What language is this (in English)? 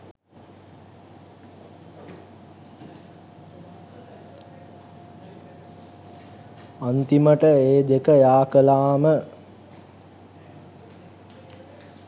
Sinhala